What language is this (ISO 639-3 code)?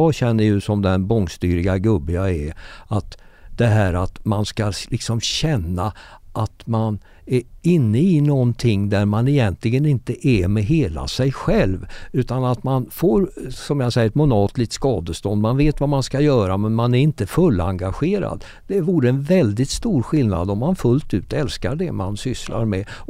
swe